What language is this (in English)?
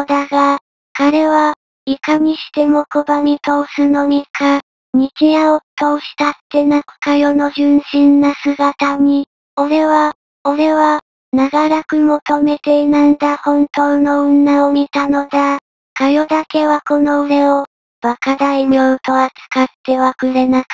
Japanese